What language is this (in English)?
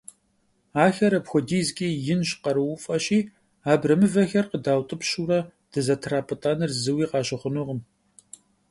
Kabardian